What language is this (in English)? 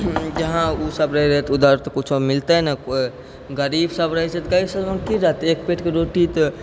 Maithili